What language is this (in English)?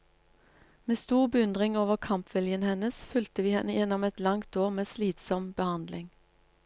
Norwegian